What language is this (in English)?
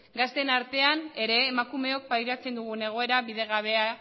Basque